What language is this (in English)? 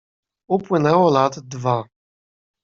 Polish